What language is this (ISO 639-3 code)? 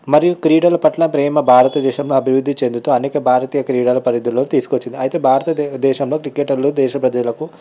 tel